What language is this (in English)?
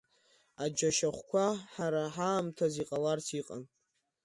Abkhazian